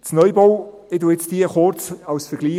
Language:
Swiss German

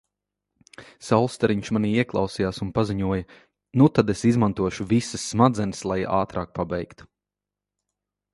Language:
Latvian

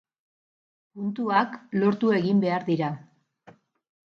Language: Basque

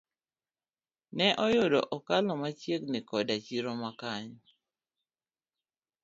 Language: Luo (Kenya and Tanzania)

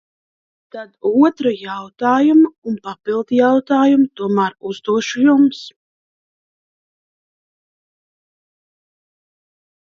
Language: Latvian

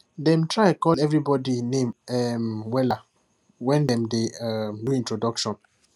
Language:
Nigerian Pidgin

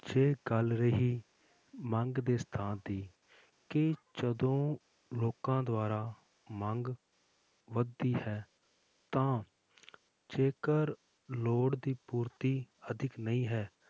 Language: Punjabi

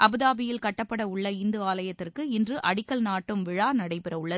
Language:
Tamil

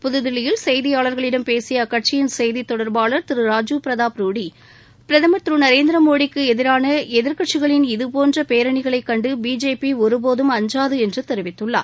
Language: Tamil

